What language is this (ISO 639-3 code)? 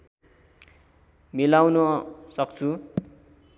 nep